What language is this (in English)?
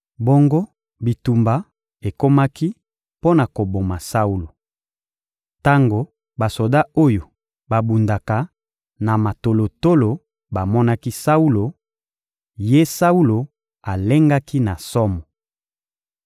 Lingala